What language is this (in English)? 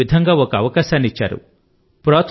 Telugu